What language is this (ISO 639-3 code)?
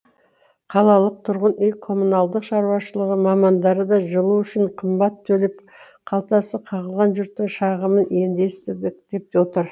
kaz